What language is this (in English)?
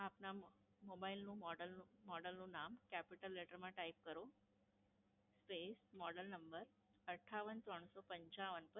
Gujarati